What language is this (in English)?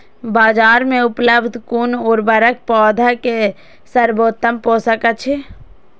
Maithili